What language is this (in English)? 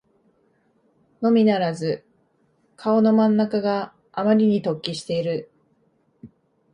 Japanese